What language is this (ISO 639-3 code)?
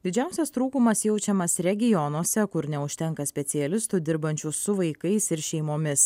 lit